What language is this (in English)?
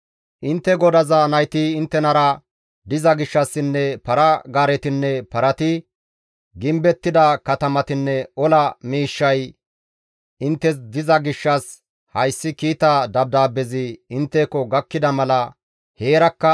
Gamo